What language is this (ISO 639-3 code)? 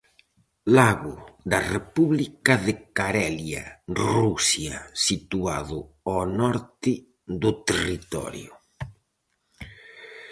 glg